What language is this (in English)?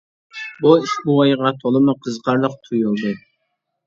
Uyghur